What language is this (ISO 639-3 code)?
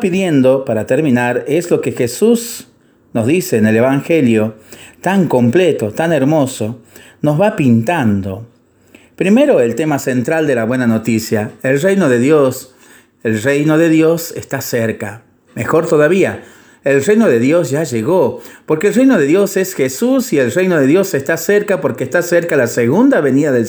spa